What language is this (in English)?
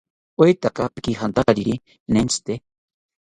South Ucayali Ashéninka